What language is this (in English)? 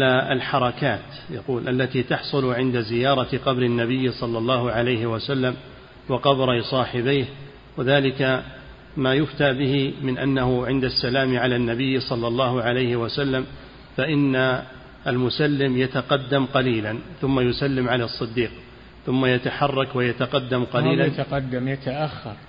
Arabic